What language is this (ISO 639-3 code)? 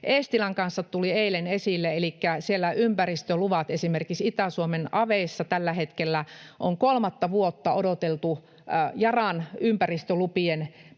fin